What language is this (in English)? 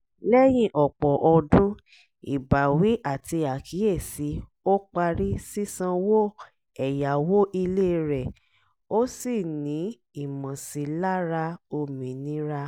Yoruba